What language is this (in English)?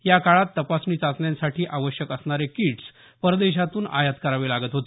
Marathi